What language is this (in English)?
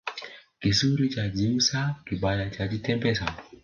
Swahili